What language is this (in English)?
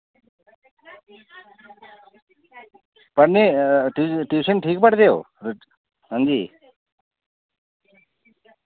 Dogri